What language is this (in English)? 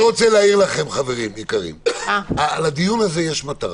Hebrew